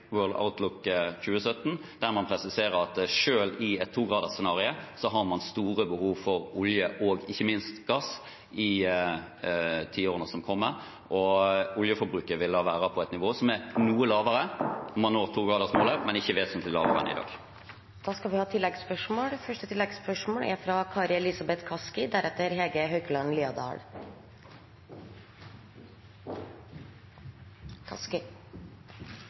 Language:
Norwegian Bokmål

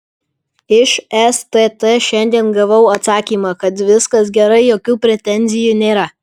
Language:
Lithuanian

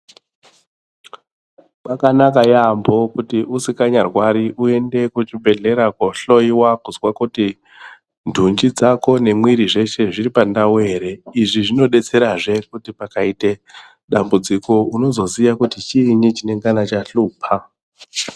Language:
Ndau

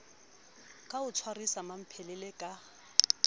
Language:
Southern Sotho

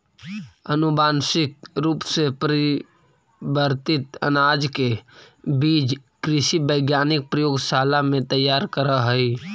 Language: Magahi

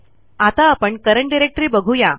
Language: Marathi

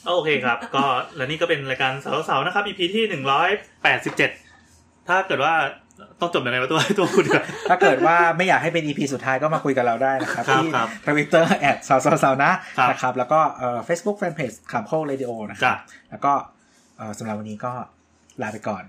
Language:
Thai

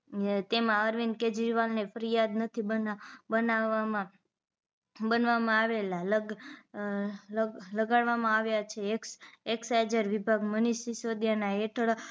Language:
Gujarati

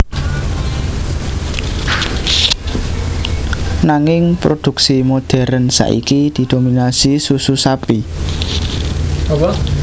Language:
Javanese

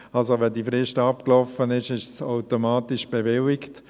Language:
Swiss German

